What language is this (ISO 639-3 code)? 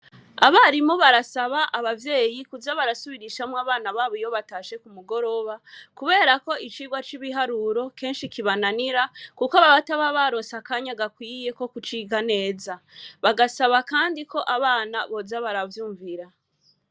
run